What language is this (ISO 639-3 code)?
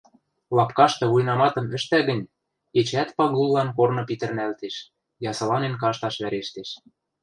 mrj